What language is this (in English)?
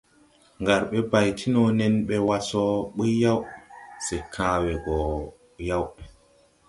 Tupuri